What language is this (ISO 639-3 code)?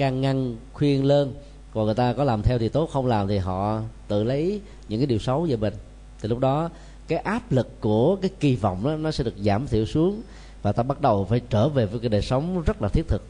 vie